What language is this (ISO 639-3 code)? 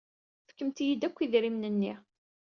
kab